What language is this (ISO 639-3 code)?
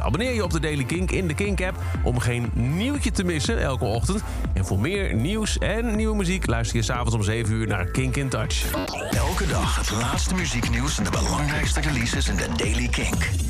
nld